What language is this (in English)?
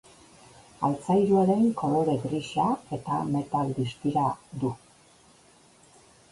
Basque